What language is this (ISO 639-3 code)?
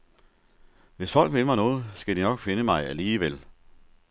dan